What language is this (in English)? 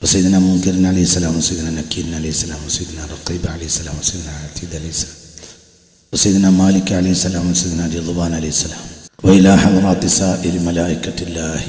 Malayalam